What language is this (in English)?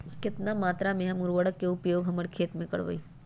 Magahi